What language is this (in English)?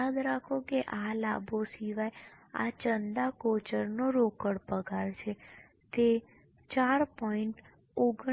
Gujarati